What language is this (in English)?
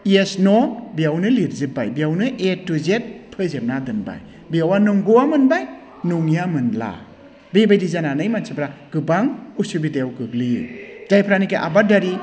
Bodo